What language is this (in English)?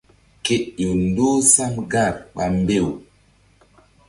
Mbum